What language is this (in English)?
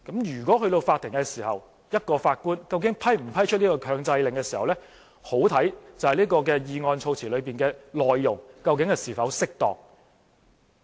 Cantonese